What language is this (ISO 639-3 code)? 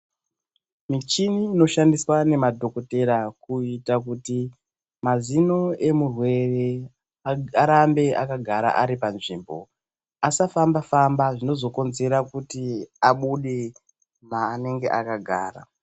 ndc